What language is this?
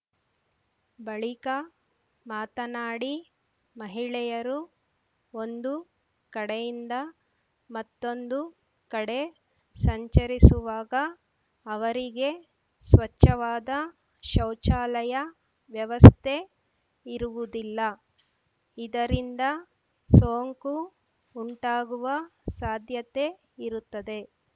Kannada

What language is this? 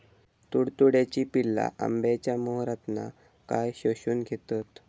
Marathi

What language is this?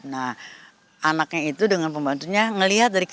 Indonesian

